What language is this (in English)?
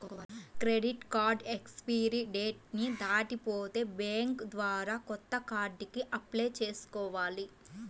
Telugu